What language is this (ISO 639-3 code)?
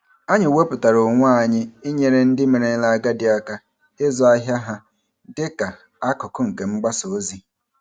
ibo